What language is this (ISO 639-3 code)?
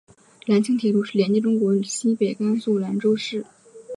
zho